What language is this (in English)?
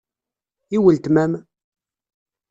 Kabyle